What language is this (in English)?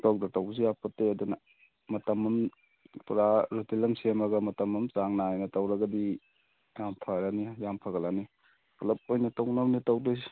Manipuri